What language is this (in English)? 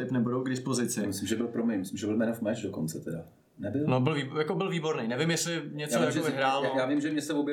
Czech